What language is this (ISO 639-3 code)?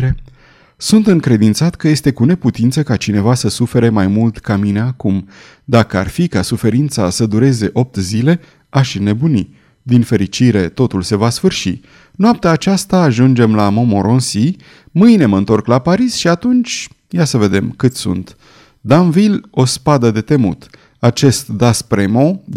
ron